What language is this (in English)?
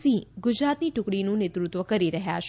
Gujarati